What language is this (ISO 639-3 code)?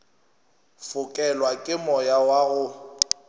nso